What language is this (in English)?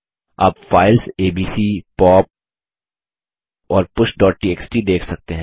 Hindi